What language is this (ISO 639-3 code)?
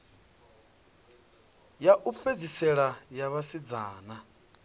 ven